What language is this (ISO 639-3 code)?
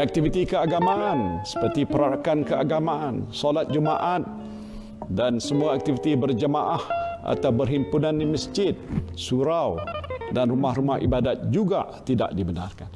msa